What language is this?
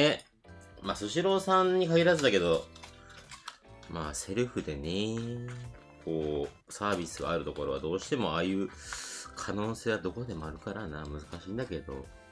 Japanese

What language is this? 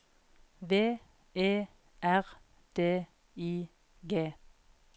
Norwegian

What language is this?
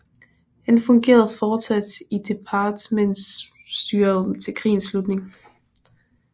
Danish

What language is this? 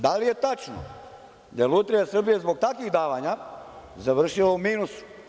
Serbian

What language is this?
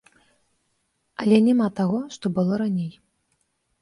Belarusian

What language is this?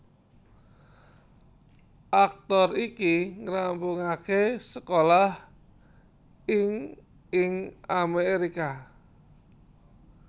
Javanese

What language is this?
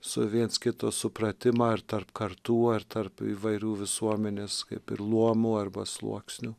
Lithuanian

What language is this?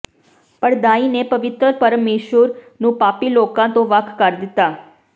Punjabi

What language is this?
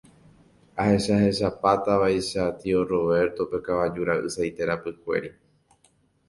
Guarani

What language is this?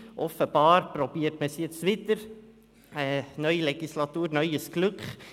Swiss German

